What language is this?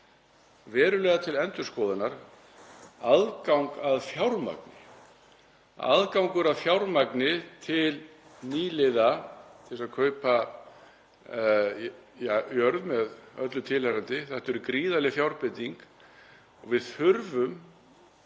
Icelandic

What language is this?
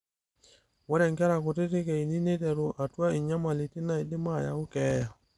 Masai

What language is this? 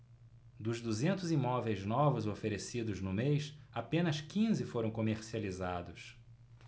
Portuguese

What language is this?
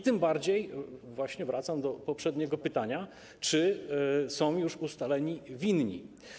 Polish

